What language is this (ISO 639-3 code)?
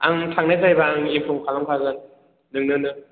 brx